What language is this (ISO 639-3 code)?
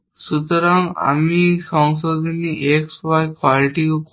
ben